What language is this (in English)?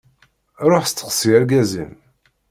Kabyle